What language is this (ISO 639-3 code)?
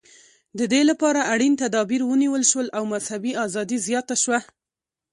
pus